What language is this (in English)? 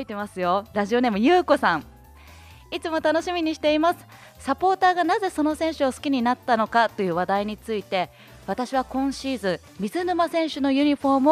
Japanese